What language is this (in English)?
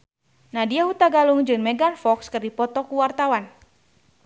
Sundanese